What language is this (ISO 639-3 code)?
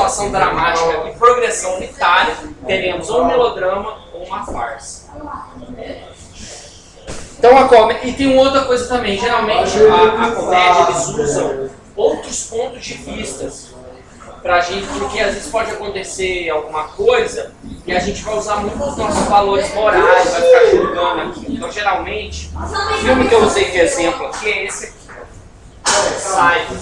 por